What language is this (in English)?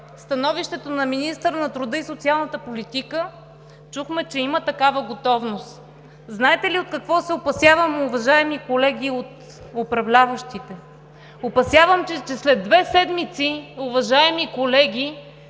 Bulgarian